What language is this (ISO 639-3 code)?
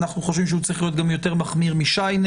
heb